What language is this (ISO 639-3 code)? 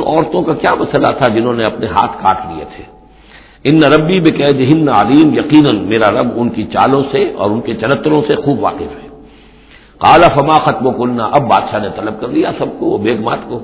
urd